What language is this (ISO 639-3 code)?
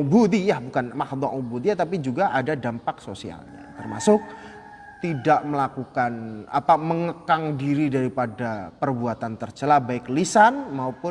ind